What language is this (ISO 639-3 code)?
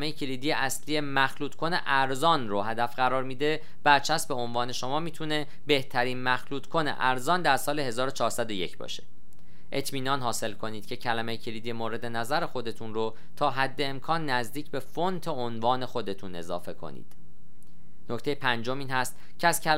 fas